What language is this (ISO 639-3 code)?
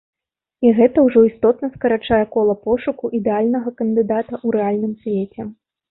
bel